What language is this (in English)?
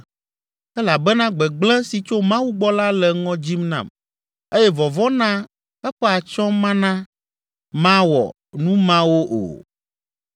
Ewe